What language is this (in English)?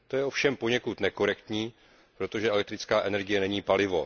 Czech